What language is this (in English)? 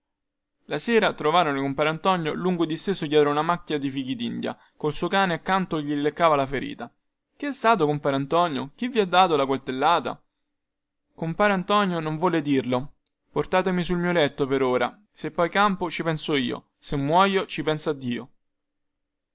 Italian